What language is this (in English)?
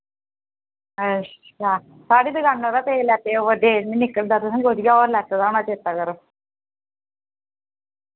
Dogri